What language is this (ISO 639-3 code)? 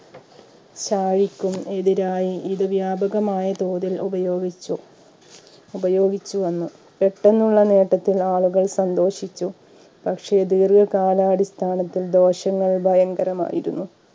mal